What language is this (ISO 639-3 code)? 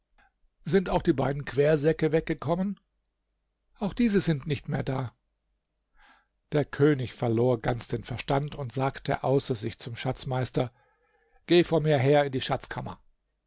deu